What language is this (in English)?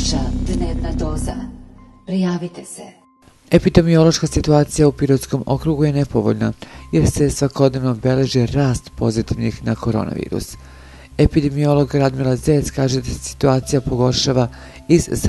Romanian